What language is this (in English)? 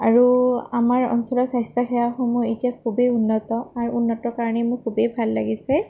Assamese